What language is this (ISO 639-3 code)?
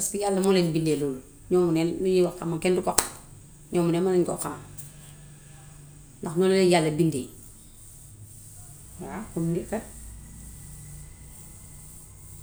wof